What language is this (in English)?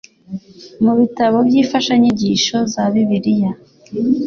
Kinyarwanda